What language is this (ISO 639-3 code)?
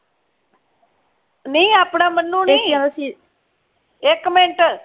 pan